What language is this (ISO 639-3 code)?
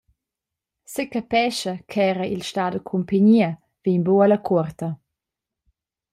roh